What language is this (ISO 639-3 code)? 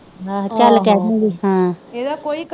pan